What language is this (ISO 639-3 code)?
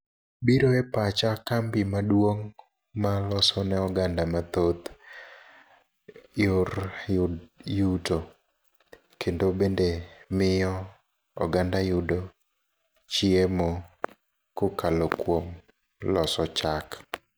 luo